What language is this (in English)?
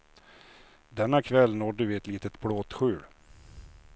Swedish